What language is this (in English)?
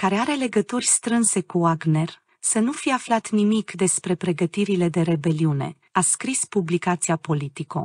Romanian